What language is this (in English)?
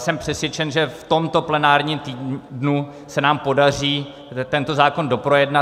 Czech